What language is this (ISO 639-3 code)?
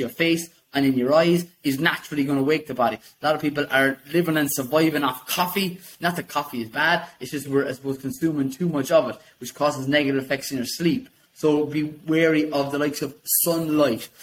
eng